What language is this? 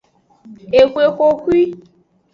Aja (Benin)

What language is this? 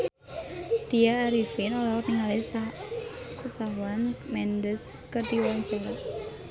Sundanese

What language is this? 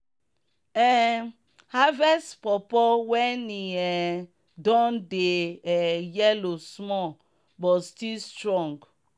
Nigerian Pidgin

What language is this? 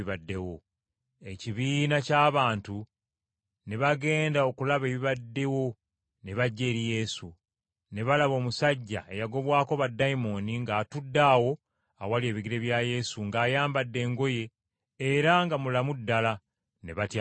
Ganda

